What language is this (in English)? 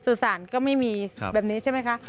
Thai